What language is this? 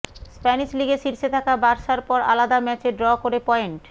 Bangla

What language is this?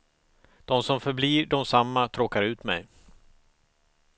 Swedish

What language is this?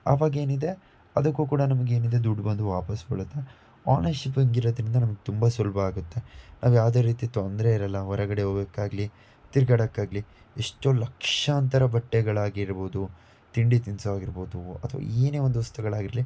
Kannada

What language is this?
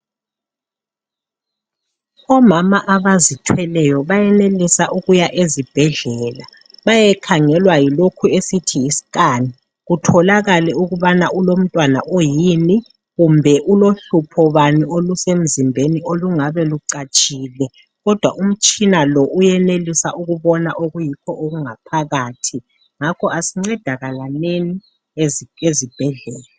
North Ndebele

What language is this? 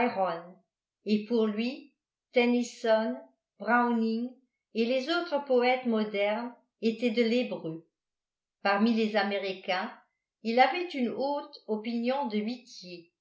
French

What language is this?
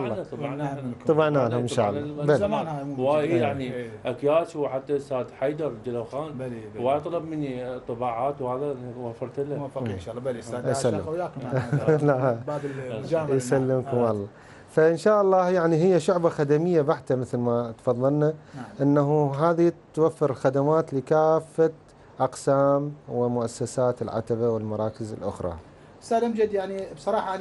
Arabic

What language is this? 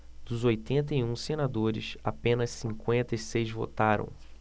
Portuguese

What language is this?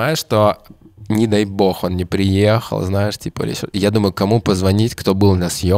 Russian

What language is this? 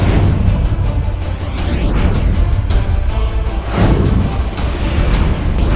Indonesian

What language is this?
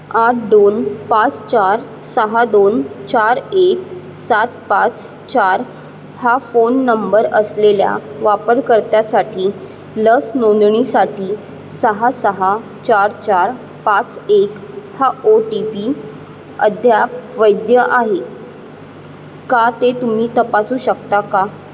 Marathi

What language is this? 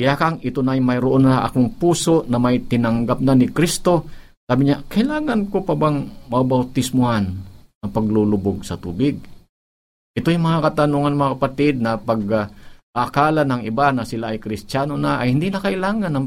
Filipino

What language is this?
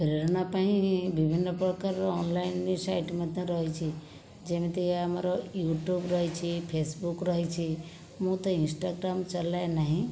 Odia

